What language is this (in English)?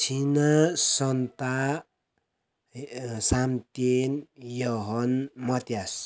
Nepali